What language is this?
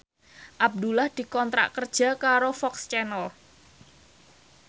Javanese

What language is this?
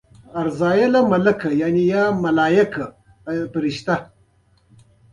Pashto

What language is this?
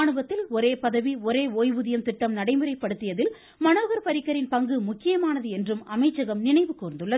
Tamil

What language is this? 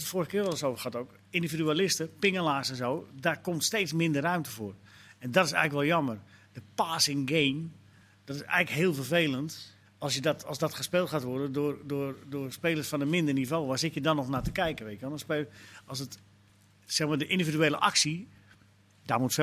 Dutch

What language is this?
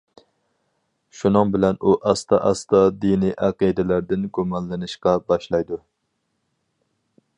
Uyghur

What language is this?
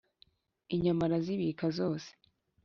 Kinyarwanda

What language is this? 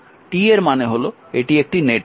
Bangla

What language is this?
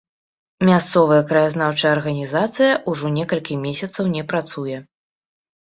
Belarusian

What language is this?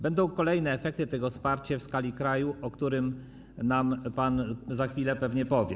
Polish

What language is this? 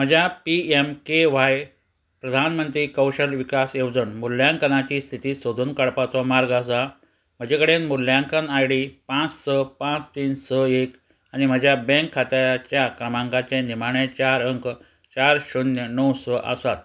Konkani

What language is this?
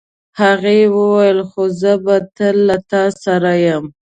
Pashto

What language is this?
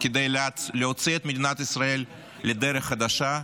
Hebrew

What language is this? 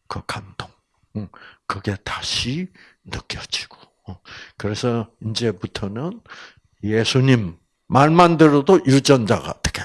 Korean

